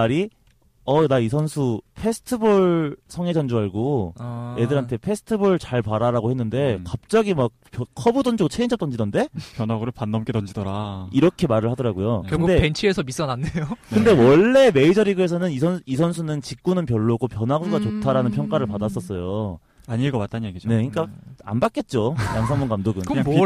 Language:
Korean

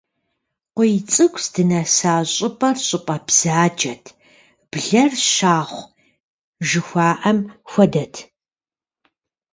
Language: Kabardian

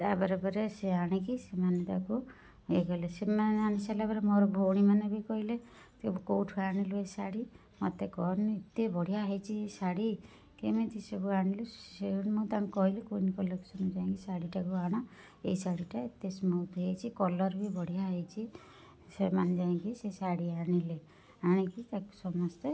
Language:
Odia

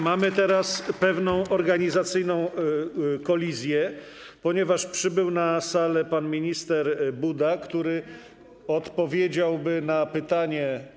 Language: Polish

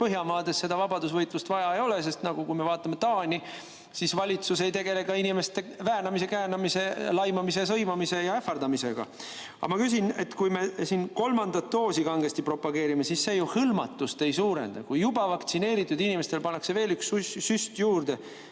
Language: Estonian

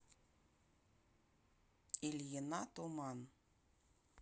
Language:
Russian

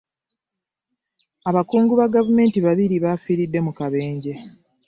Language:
Ganda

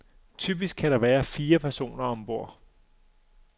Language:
Danish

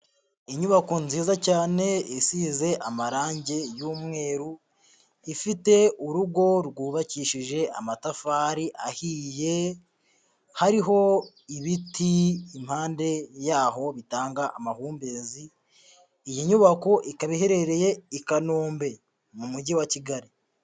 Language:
Kinyarwanda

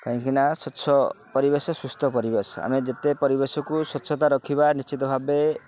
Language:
Odia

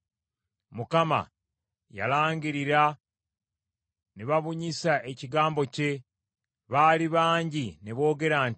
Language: Ganda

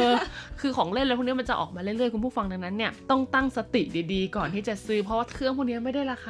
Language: Thai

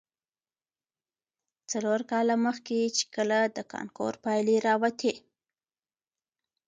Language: Pashto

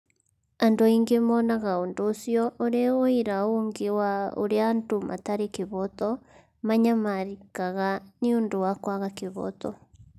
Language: Kikuyu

